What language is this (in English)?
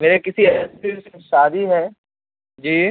Urdu